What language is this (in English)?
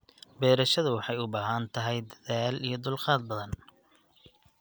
Somali